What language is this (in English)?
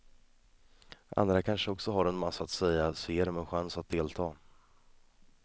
Swedish